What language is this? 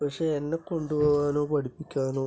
Malayalam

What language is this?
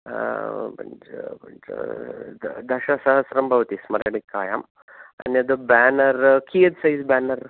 Sanskrit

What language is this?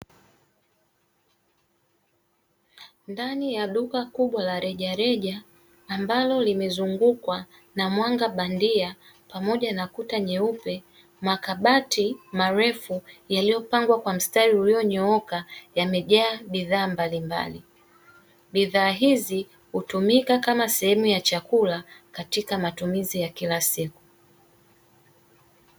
Swahili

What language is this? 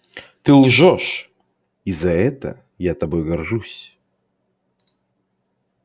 Russian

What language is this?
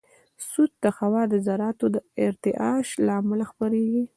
Pashto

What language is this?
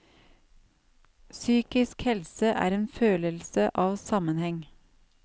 Norwegian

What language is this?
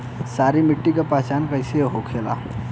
Bhojpuri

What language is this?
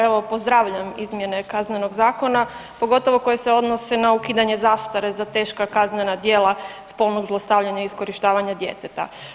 Croatian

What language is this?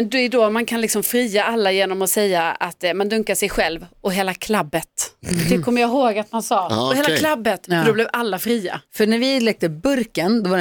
Swedish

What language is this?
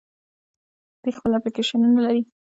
Pashto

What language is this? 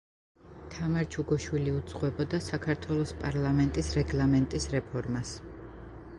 Georgian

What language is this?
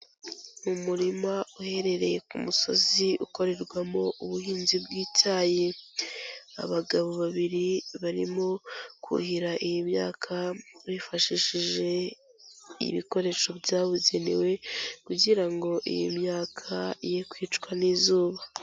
Kinyarwanda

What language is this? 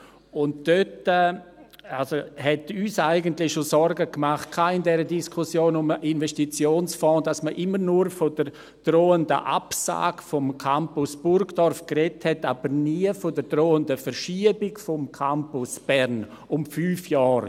Swiss German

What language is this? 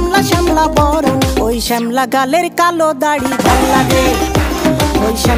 Romanian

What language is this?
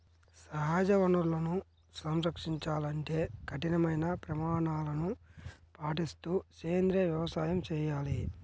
Telugu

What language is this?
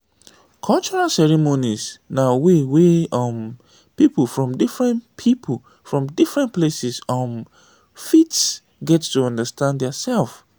Nigerian Pidgin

